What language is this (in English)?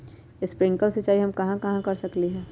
Magahi